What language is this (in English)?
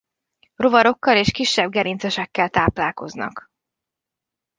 Hungarian